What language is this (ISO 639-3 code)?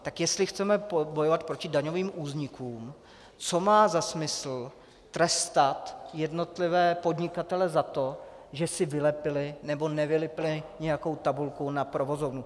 ces